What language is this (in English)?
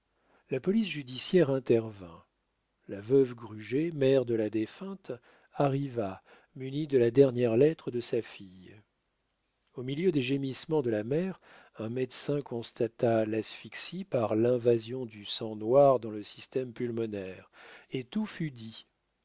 French